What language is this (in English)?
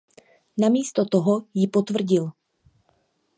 Czech